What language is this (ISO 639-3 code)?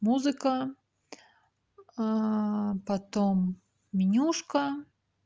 rus